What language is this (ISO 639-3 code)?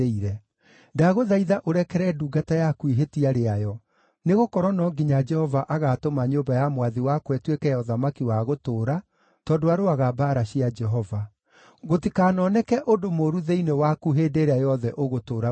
kik